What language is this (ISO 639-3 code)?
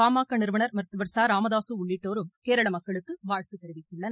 tam